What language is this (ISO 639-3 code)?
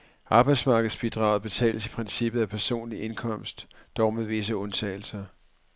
dan